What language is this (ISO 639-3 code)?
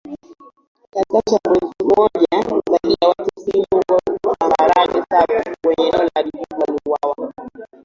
swa